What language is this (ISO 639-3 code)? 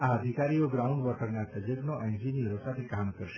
guj